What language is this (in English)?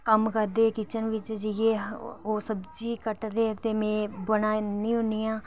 Dogri